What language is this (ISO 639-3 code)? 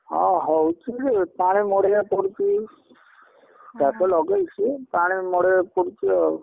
ori